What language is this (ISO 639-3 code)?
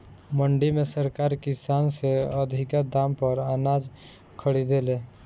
bho